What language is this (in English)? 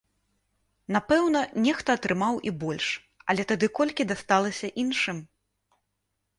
Belarusian